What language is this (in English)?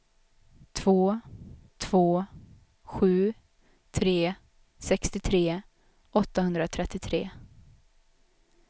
Swedish